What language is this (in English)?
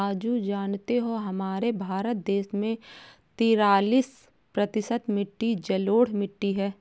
Hindi